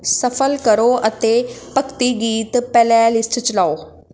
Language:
Punjabi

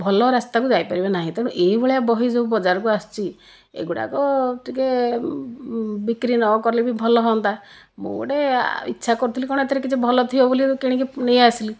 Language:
Odia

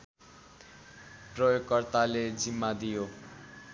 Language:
Nepali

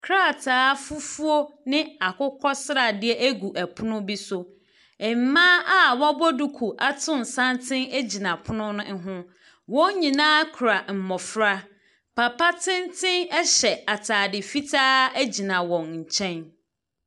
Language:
Akan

